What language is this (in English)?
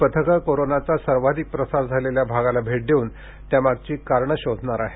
Marathi